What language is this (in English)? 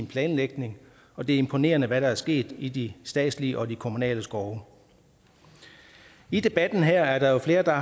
Danish